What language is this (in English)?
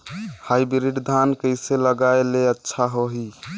Chhattisgarhi